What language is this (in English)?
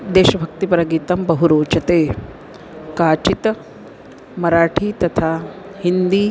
Sanskrit